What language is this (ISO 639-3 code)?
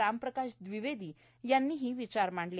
mar